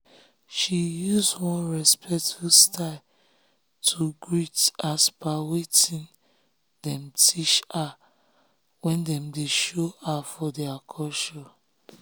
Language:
Nigerian Pidgin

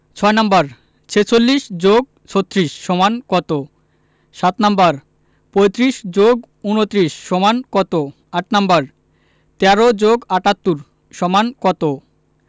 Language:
Bangla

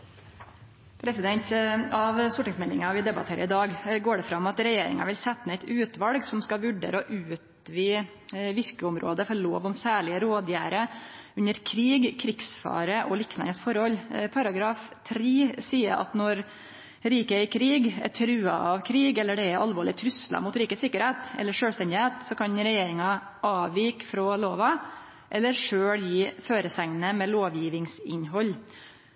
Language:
Norwegian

